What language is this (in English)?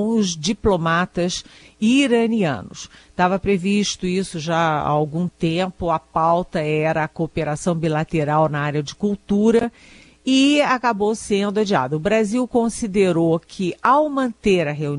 Portuguese